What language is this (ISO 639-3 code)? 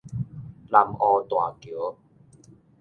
nan